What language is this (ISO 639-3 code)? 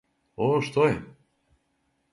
srp